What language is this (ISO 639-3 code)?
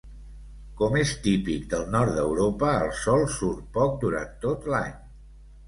cat